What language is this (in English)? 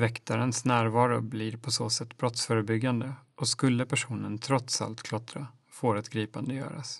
Swedish